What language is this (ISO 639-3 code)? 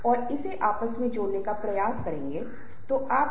hin